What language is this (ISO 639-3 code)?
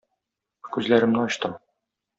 tat